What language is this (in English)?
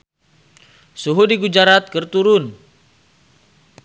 Sundanese